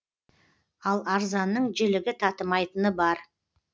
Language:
Kazakh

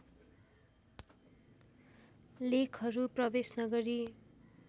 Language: Nepali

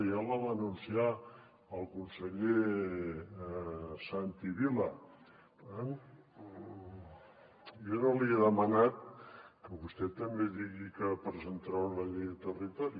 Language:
Catalan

